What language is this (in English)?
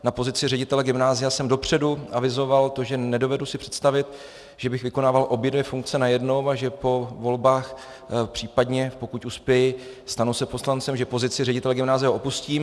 Czech